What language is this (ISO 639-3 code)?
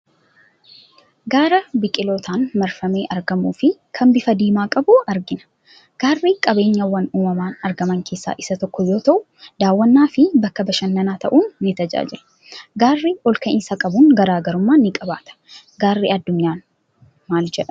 orm